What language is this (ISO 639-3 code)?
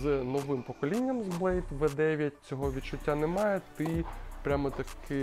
ukr